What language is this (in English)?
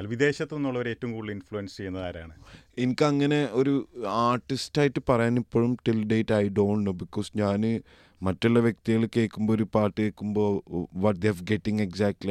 Malayalam